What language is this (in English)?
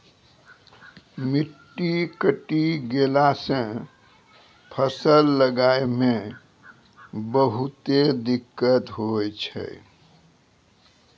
Maithili